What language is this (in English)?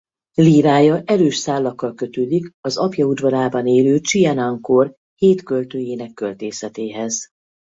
Hungarian